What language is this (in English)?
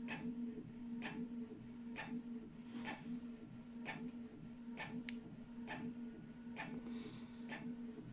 Dutch